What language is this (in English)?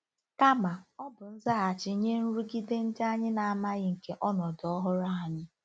Igbo